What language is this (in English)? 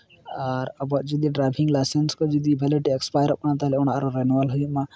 Santali